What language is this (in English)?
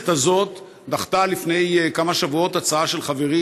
Hebrew